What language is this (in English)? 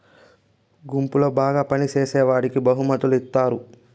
Telugu